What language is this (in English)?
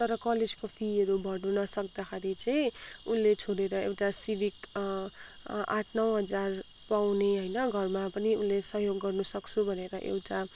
Nepali